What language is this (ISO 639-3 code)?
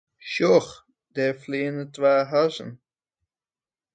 fry